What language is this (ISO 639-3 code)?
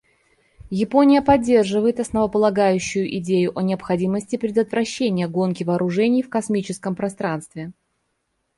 rus